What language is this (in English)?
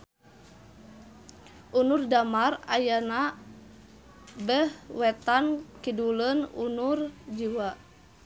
Sundanese